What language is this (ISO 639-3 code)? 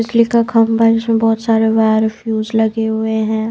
hin